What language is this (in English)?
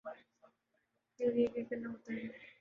Urdu